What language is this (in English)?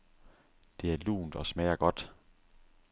Danish